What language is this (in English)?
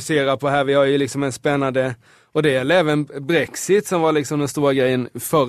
Swedish